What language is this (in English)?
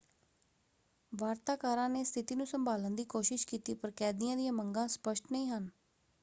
Punjabi